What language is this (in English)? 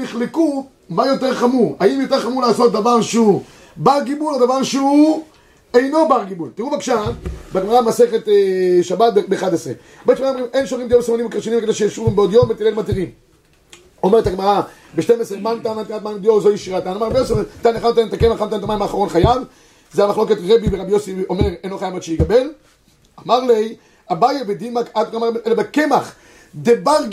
Hebrew